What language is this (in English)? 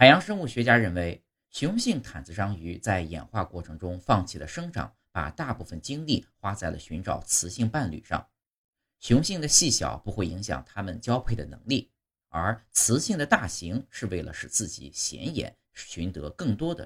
Chinese